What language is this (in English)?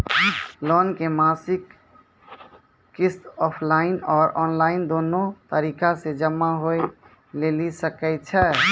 Maithili